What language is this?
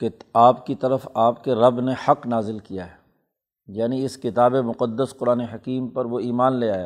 Urdu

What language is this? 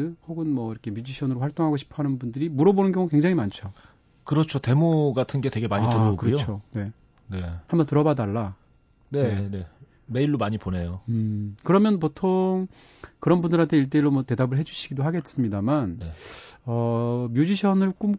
Korean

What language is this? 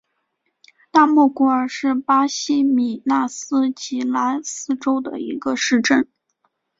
Chinese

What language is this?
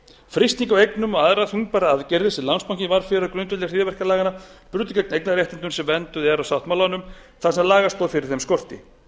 Icelandic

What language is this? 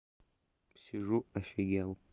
Russian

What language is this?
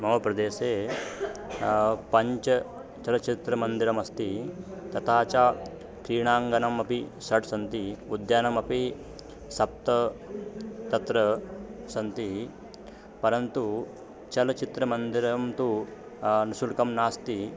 Sanskrit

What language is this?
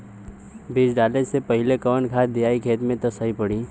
Bhojpuri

